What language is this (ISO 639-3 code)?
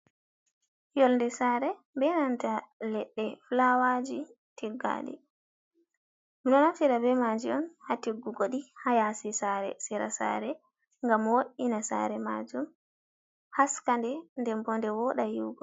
ful